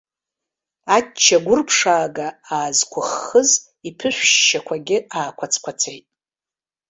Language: Abkhazian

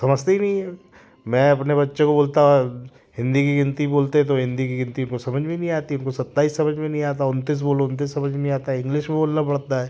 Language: Hindi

